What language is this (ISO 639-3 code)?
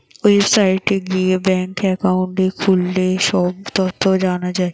ben